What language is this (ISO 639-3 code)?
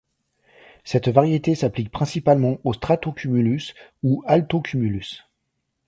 fra